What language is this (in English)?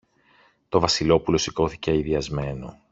Greek